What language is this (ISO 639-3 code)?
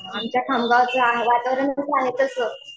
mar